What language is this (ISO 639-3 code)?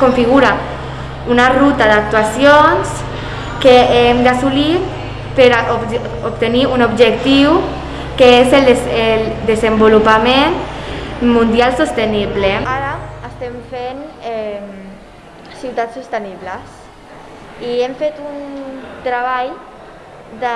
spa